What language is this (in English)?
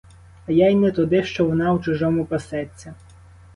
Ukrainian